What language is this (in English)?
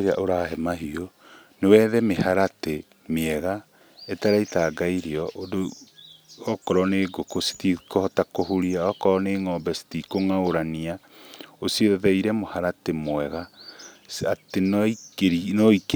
Kikuyu